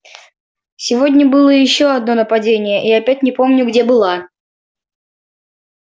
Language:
Russian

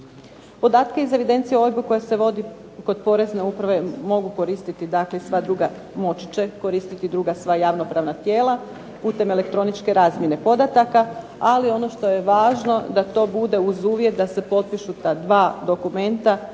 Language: Croatian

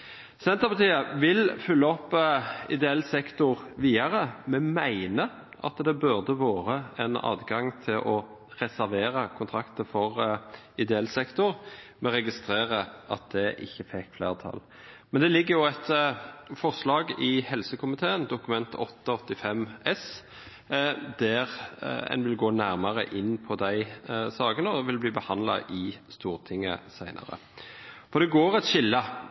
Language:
Norwegian Bokmål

